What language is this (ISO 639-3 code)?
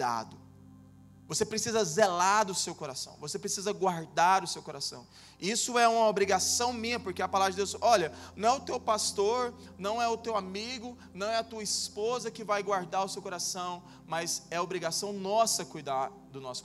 por